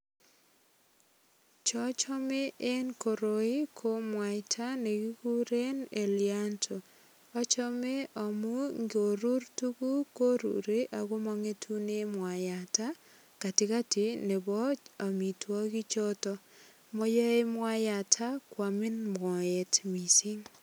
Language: Kalenjin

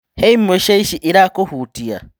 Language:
Kikuyu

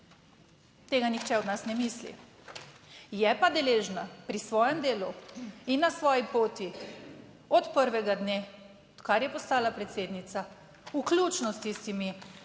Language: Slovenian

